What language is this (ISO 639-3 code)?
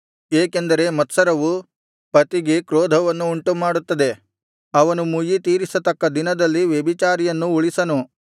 kan